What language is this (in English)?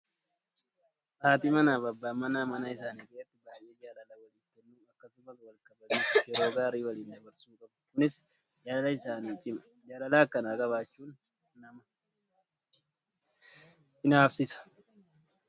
Oromo